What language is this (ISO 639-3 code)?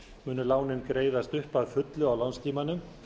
isl